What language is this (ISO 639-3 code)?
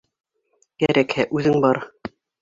bak